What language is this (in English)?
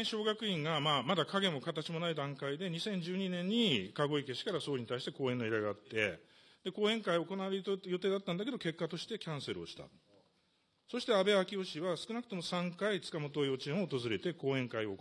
Japanese